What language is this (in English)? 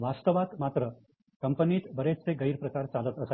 Marathi